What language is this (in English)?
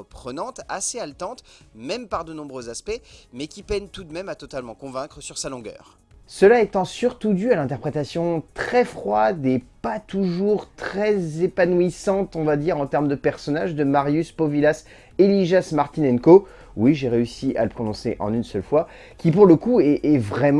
French